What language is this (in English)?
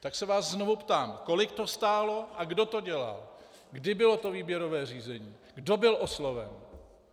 Czech